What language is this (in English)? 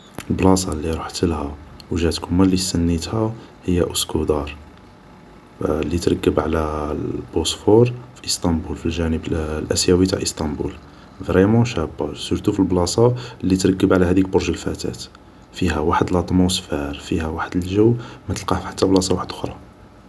Algerian Arabic